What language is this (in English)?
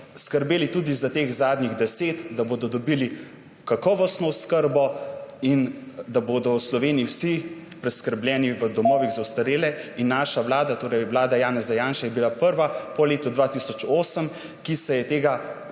Slovenian